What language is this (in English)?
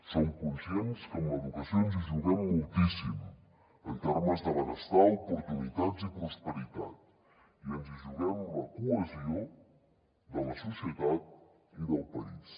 Catalan